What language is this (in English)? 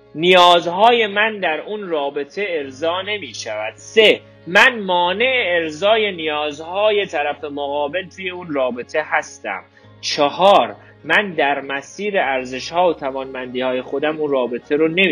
Persian